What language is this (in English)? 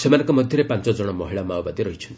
Odia